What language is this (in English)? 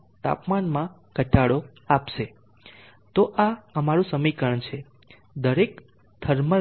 Gujarati